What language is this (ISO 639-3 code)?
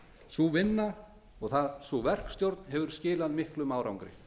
isl